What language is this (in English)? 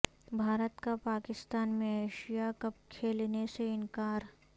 Urdu